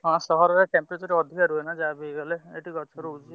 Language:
Odia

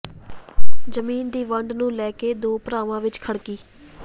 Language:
Punjabi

